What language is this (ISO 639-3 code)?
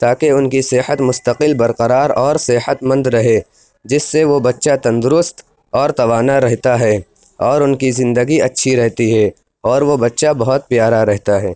urd